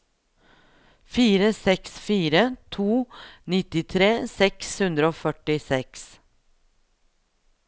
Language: Norwegian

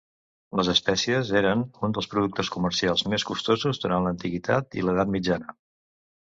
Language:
Catalan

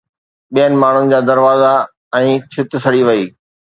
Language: Sindhi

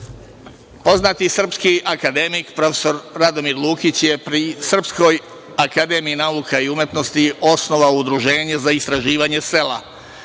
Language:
Serbian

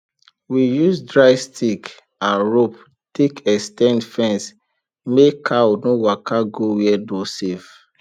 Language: Nigerian Pidgin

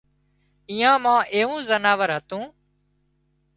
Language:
Wadiyara Koli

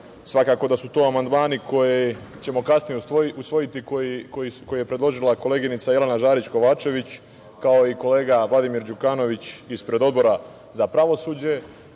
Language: Serbian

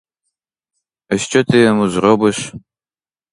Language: Ukrainian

